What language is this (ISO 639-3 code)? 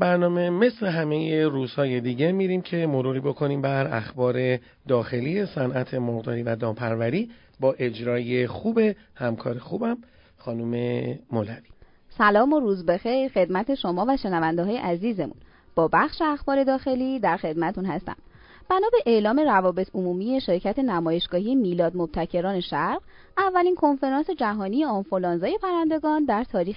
fas